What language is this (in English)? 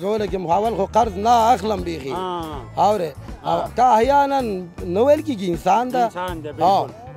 Arabic